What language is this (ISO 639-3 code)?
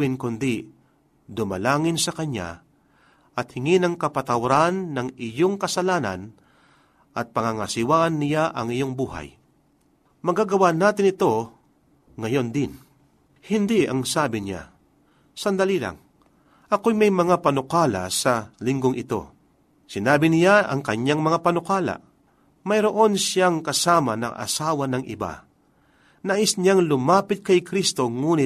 fil